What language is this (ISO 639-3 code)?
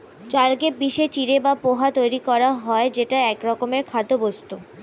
ben